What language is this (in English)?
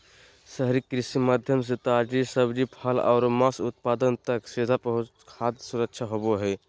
Magahi